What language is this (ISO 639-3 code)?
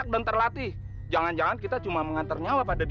ind